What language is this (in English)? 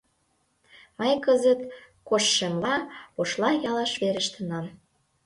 Mari